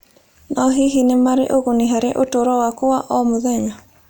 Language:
Kikuyu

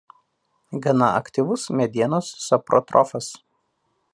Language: Lithuanian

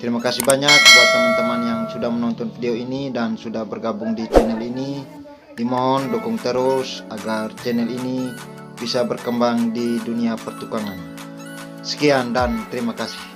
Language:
Indonesian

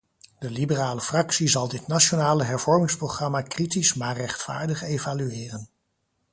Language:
Dutch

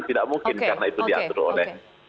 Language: Indonesian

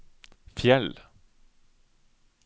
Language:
Norwegian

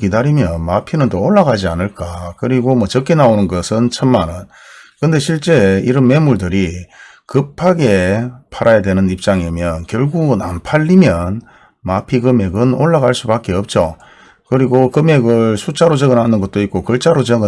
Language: Korean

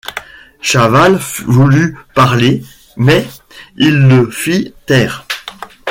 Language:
French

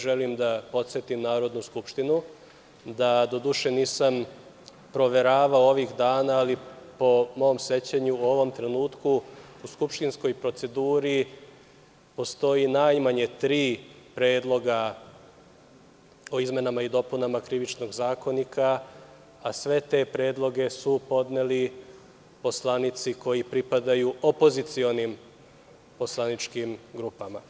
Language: Serbian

